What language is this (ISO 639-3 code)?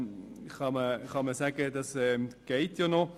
gsw